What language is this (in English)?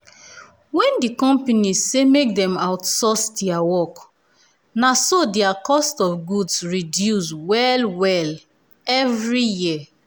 Nigerian Pidgin